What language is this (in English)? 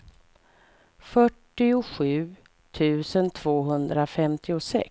Swedish